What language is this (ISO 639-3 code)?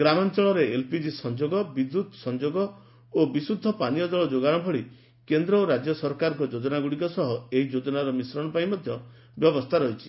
ori